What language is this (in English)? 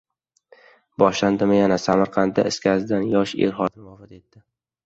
Uzbek